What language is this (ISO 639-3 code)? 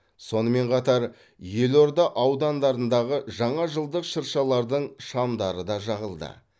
kaz